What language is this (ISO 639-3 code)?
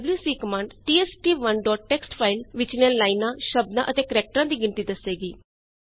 pan